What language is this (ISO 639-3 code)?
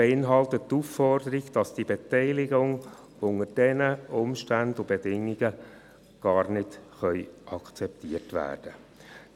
gsw